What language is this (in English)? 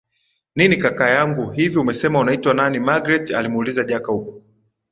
Swahili